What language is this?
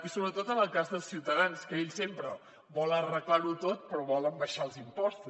Catalan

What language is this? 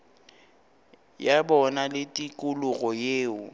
Northern Sotho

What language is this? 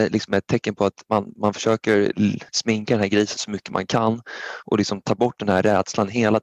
Swedish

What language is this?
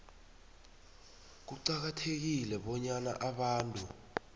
South Ndebele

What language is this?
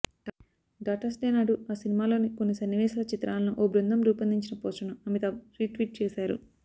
Telugu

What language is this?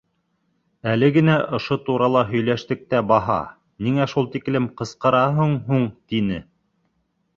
Bashkir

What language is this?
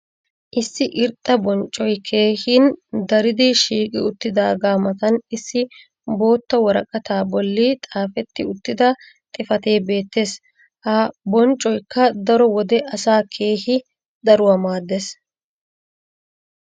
Wolaytta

